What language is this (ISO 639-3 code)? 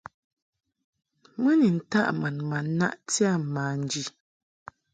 mhk